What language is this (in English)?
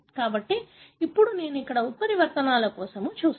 Telugu